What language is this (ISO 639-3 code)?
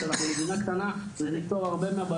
heb